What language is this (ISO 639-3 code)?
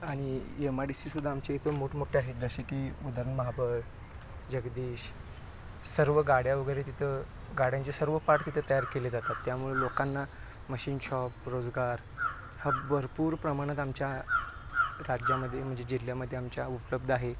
mar